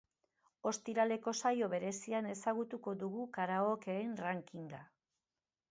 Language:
Basque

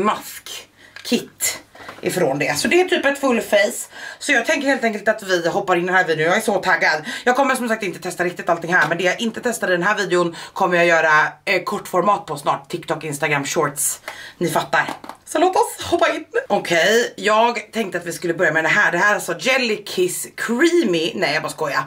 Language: Swedish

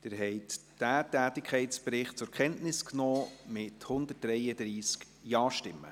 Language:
Swiss German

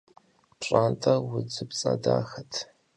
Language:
Kabardian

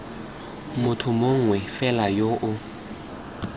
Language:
Tswana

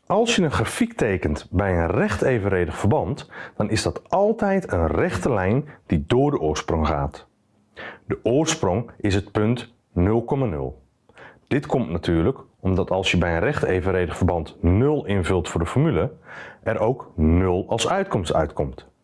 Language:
Dutch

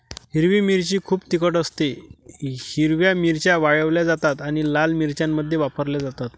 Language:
Marathi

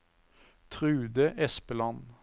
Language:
Norwegian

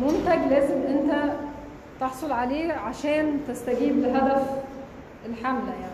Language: Arabic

